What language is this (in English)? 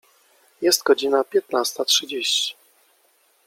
Polish